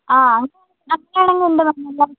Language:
Malayalam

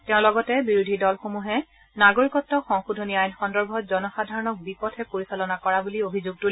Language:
Assamese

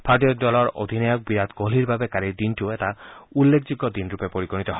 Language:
Assamese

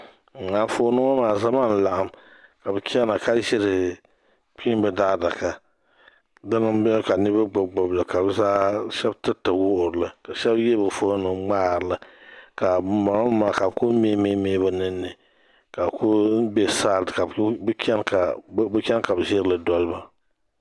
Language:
Dagbani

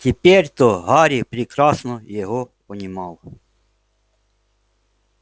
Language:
Russian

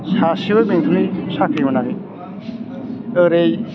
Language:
Bodo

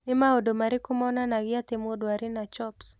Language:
Kikuyu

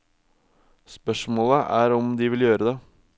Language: Norwegian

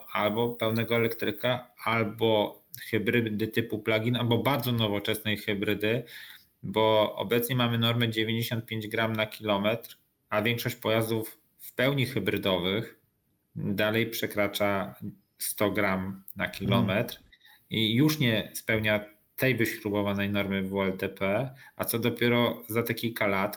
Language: Polish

